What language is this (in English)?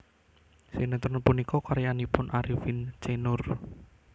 Javanese